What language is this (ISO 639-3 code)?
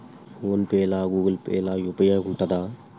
tel